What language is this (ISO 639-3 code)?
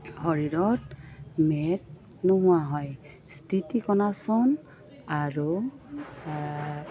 asm